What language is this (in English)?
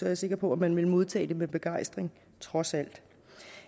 Danish